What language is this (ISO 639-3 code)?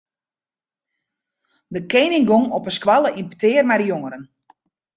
fry